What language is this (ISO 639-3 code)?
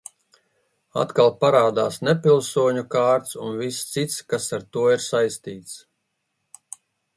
lav